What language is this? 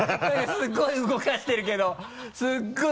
Japanese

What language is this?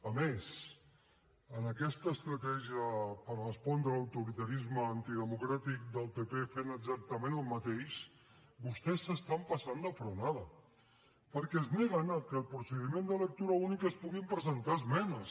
Catalan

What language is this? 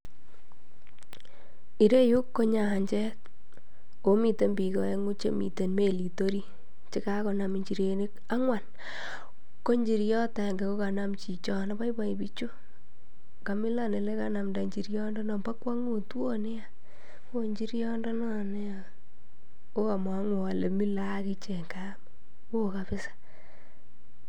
Kalenjin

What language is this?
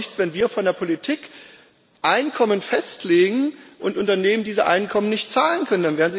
German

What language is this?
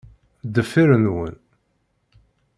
Kabyle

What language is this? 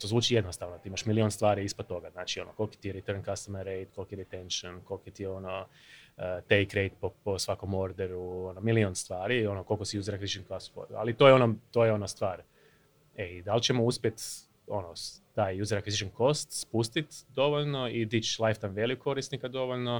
Croatian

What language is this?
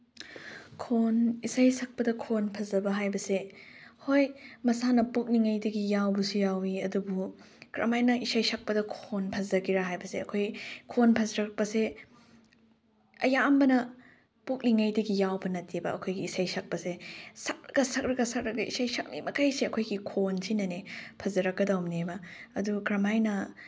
Manipuri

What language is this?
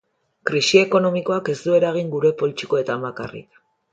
Basque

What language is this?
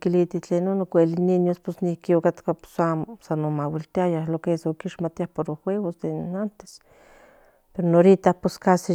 Central Nahuatl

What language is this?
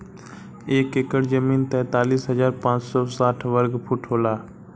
Bhojpuri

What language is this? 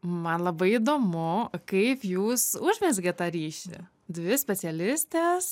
Lithuanian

